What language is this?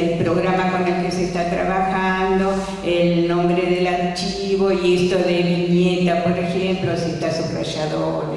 Spanish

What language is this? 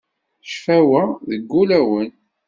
Kabyle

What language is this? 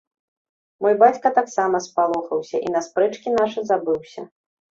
Belarusian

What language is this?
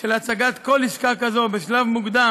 Hebrew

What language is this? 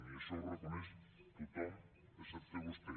Catalan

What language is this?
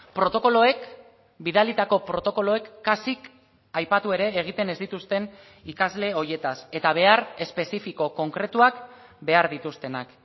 Basque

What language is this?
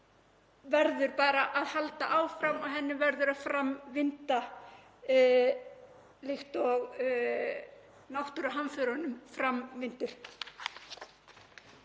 Icelandic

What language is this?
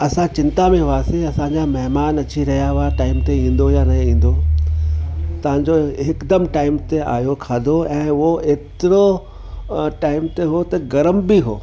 Sindhi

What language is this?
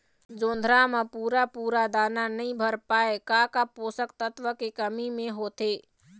Chhattisgarhi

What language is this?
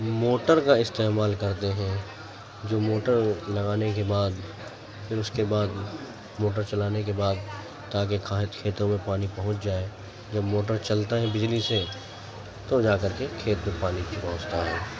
Urdu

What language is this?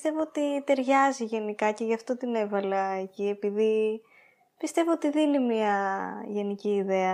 Greek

